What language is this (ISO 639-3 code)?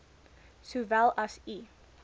afr